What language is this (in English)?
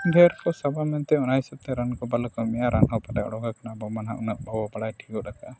Santali